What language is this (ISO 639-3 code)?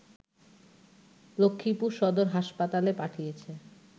ben